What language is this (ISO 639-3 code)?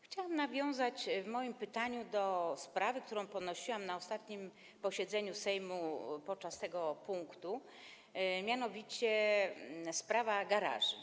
pol